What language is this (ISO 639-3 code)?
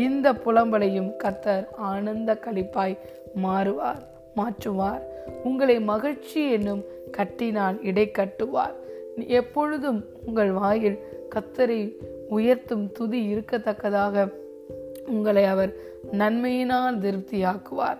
tam